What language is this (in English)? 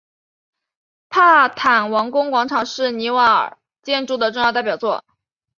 Chinese